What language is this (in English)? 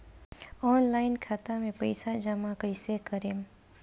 Bhojpuri